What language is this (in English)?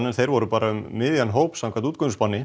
Icelandic